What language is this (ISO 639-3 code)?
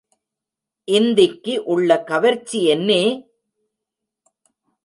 tam